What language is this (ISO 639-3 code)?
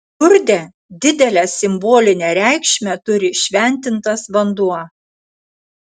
lit